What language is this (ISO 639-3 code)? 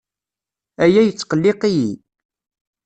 kab